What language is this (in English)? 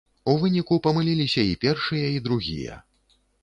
Belarusian